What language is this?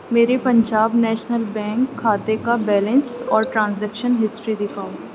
Urdu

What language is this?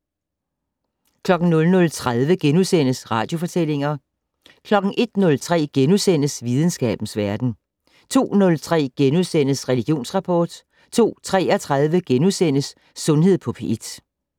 Danish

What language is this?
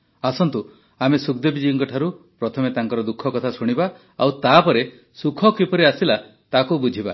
Odia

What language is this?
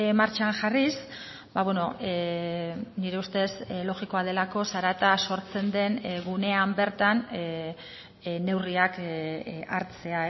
Basque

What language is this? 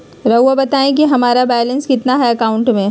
Magahi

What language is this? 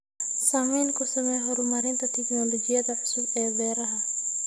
Somali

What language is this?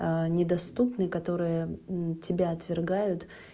Russian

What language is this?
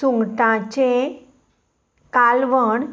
Konkani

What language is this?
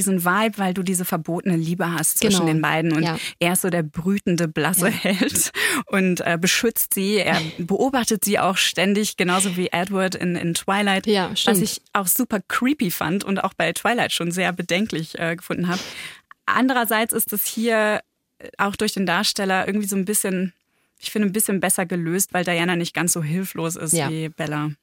German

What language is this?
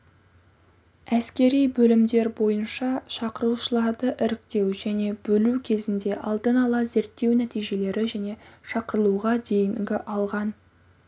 Kazakh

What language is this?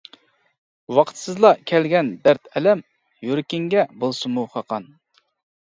Uyghur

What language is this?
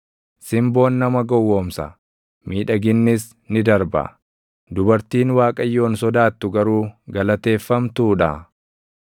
Oromo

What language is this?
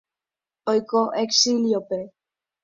Guarani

